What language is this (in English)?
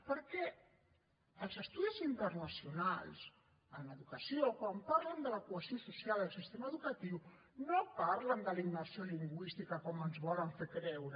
Catalan